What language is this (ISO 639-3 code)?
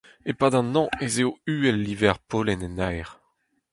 bre